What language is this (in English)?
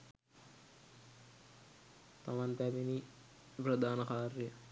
Sinhala